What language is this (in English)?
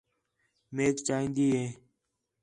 Khetrani